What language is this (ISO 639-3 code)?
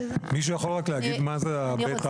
heb